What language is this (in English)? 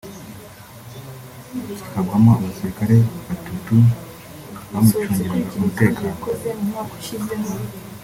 Kinyarwanda